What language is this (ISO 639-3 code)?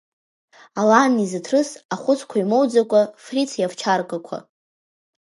abk